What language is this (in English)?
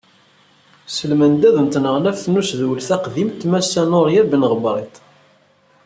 Kabyle